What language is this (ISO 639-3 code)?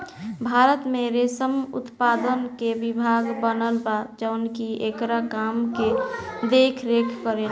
bho